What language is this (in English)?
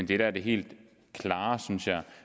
Danish